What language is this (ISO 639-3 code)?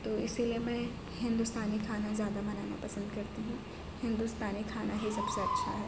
urd